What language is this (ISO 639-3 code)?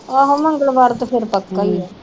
pan